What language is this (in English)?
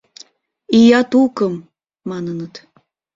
Mari